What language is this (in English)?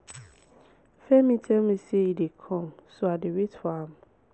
Nigerian Pidgin